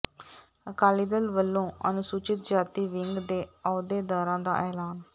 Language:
Punjabi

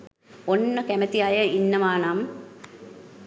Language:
Sinhala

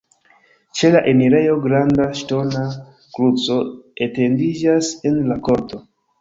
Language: Esperanto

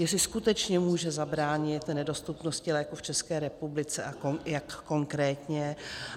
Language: Czech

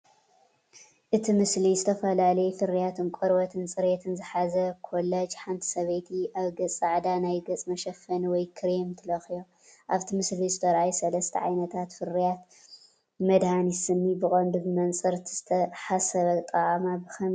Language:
Tigrinya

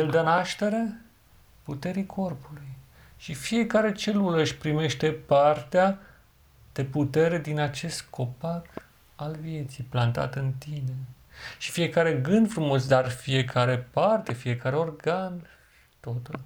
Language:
Romanian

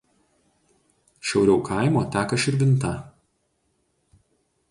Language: Lithuanian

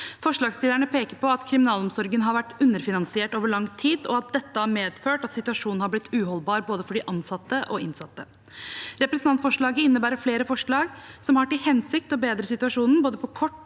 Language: Norwegian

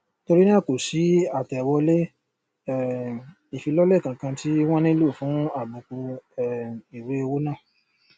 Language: Yoruba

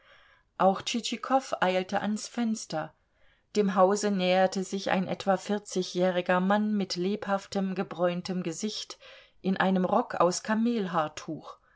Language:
German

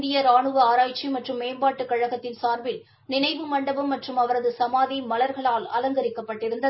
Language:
Tamil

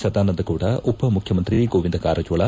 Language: Kannada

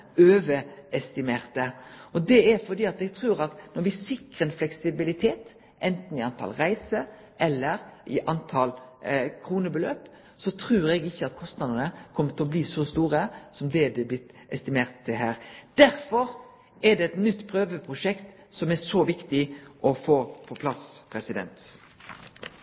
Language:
Norwegian Nynorsk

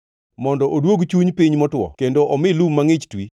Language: Luo (Kenya and Tanzania)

